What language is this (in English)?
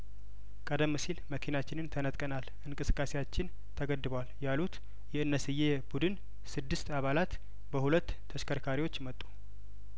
Amharic